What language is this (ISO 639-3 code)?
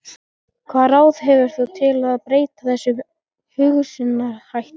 isl